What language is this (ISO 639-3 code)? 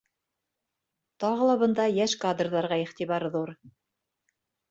bak